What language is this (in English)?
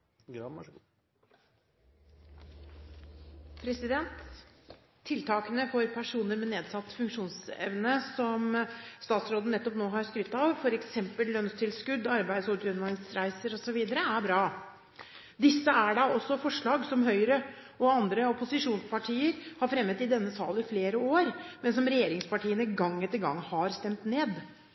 Norwegian Bokmål